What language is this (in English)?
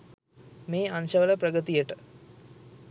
Sinhala